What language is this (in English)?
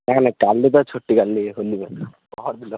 Odia